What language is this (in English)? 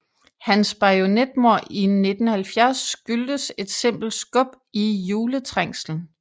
Danish